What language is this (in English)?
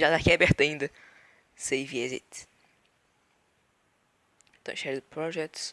Portuguese